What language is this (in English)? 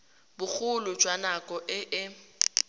Tswana